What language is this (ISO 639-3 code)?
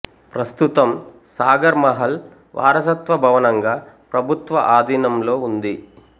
tel